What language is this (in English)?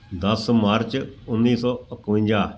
Punjabi